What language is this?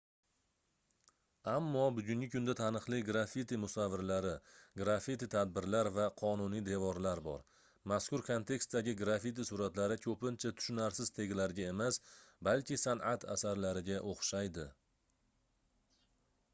Uzbek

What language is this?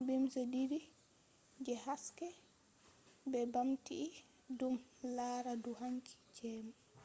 Fula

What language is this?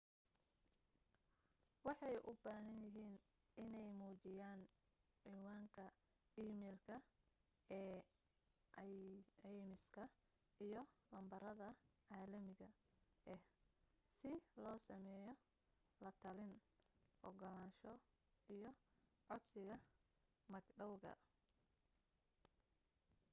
Somali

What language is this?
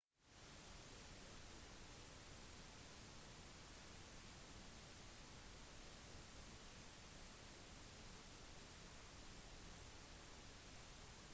Norwegian Bokmål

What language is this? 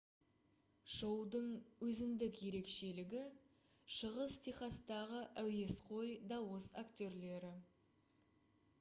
Kazakh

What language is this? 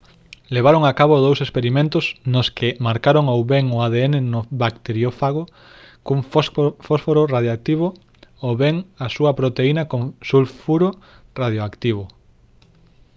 Galician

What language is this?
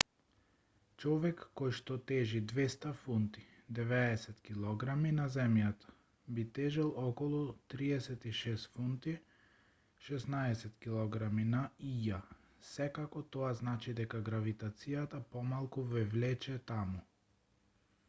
Macedonian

